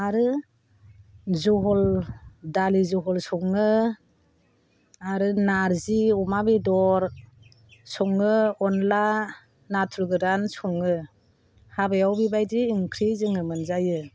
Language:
Bodo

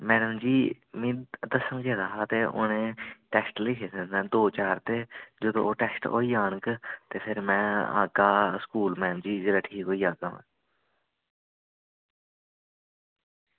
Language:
Dogri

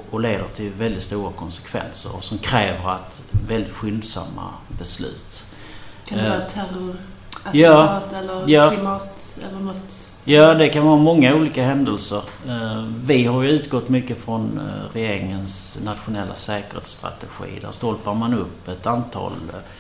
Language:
Swedish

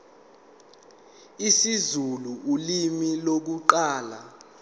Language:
Zulu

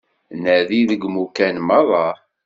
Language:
Kabyle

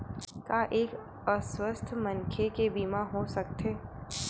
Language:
Chhattisgarhi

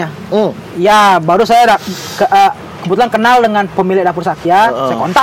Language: Indonesian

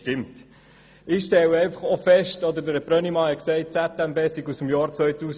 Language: Swiss German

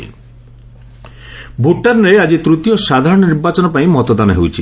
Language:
Odia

